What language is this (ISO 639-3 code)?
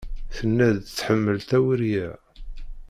kab